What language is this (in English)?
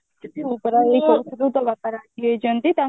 Odia